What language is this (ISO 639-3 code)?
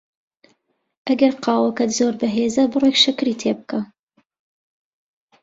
ckb